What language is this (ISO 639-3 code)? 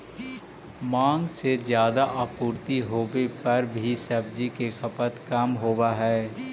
mag